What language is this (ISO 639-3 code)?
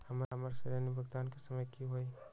mag